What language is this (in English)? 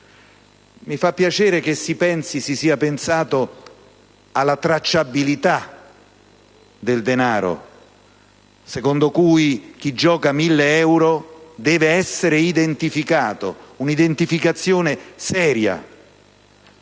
Italian